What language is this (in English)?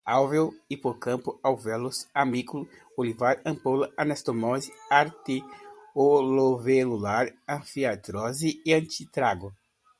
Portuguese